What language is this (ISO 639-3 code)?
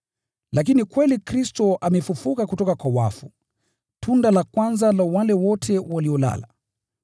swa